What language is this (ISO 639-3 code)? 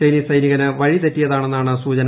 mal